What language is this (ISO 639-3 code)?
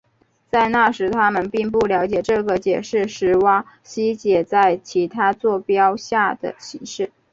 zho